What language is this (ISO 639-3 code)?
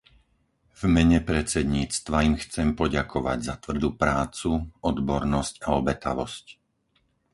slk